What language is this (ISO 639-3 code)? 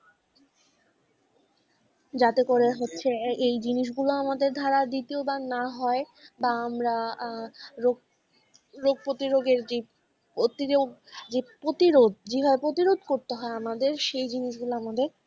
ben